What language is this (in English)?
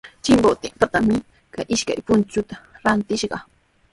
Sihuas Ancash Quechua